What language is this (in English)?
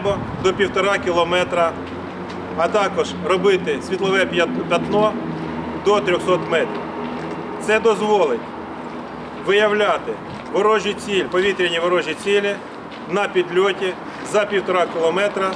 Ukrainian